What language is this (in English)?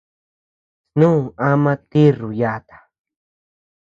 Tepeuxila Cuicatec